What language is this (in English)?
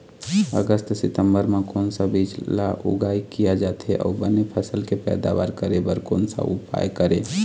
Chhattisgarhi